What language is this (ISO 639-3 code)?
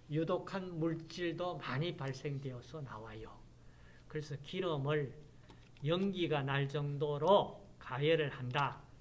kor